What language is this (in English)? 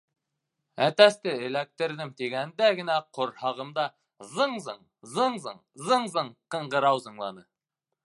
Bashkir